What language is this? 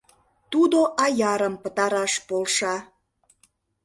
Mari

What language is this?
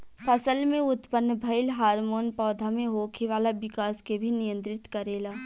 Bhojpuri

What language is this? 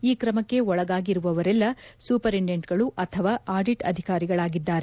Kannada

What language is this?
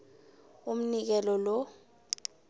South Ndebele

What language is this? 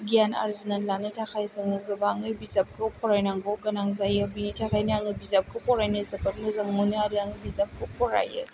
Bodo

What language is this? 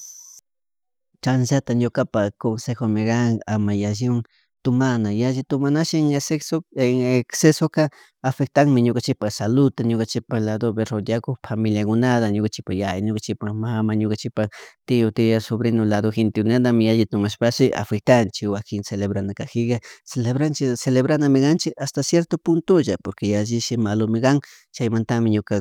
Chimborazo Highland Quichua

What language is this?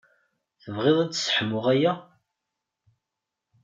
Kabyle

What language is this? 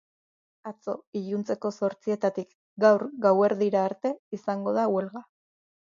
Basque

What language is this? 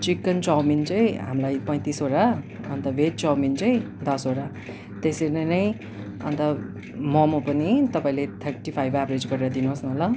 Nepali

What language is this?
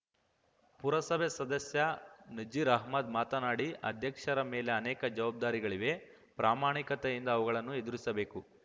Kannada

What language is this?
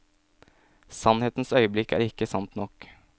Norwegian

